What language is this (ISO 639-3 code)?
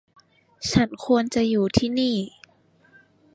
tha